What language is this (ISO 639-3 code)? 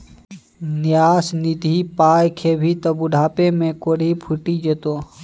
mai